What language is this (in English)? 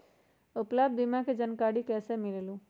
Magahi